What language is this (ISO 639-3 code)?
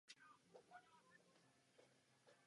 ces